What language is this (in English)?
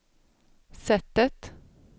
Swedish